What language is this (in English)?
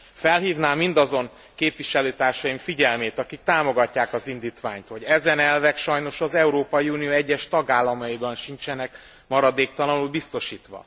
Hungarian